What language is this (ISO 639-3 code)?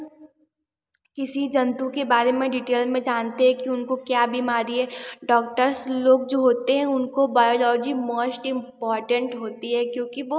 hin